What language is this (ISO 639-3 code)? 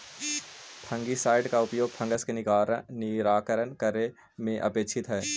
mag